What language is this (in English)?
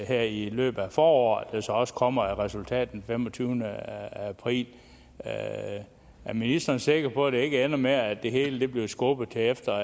Danish